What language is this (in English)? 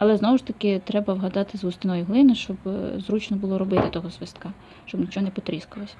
Ukrainian